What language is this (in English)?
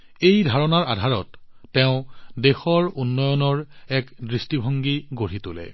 Assamese